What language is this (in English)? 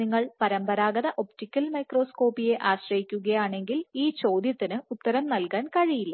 Malayalam